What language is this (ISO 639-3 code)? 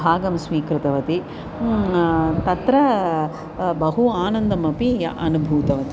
san